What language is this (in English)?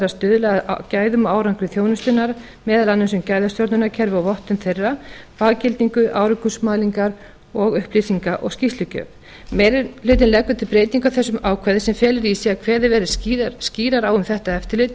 Icelandic